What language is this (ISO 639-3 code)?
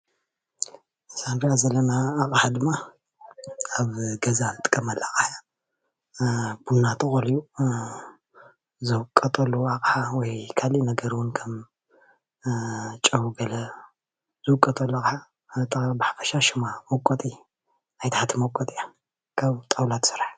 tir